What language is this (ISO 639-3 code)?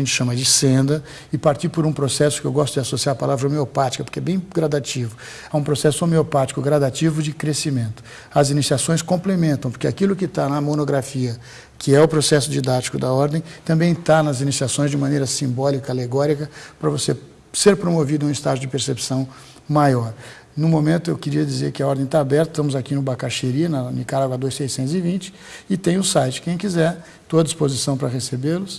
por